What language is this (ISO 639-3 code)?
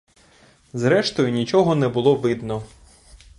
ukr